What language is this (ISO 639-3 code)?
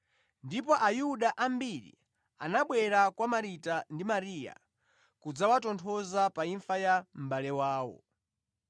nya